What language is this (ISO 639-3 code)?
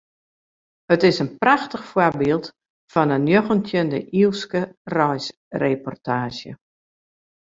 fry